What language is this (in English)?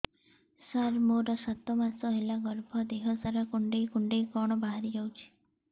Odia